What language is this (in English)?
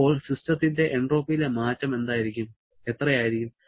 Malayalam